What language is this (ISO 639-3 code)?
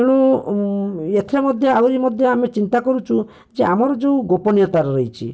ori